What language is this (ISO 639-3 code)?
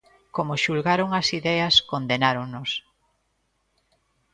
glg